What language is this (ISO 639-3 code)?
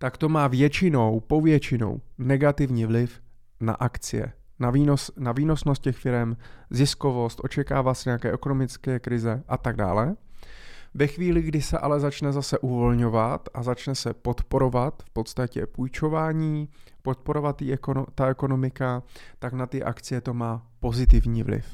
ces